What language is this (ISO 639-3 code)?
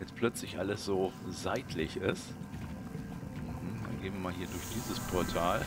deu